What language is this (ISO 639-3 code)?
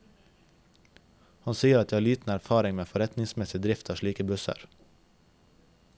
nor